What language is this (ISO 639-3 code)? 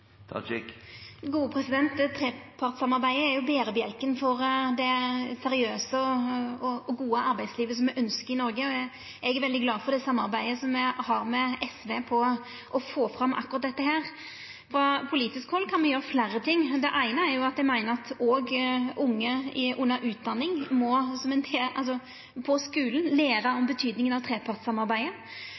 nno